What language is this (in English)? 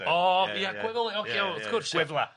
Welsh